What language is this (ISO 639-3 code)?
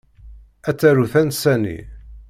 kab